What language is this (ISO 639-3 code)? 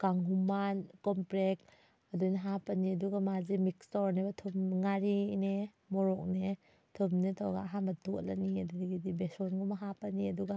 mni